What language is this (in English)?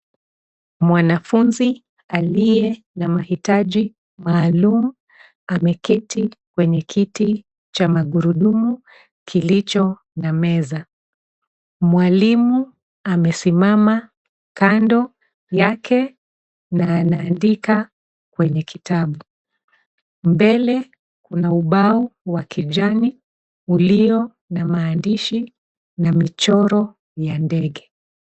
Swahili